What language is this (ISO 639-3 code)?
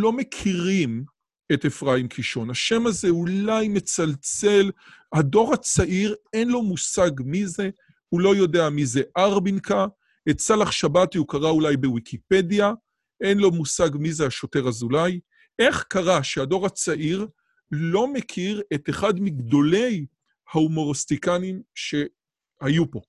heb